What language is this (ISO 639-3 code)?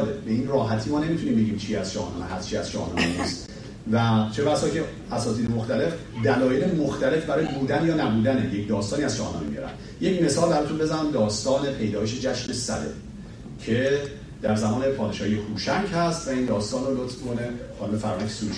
fas